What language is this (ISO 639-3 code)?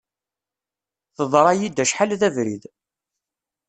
kab